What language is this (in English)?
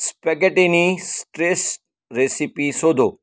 Gujarati